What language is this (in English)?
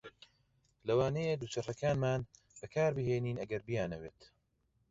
Central Kurdish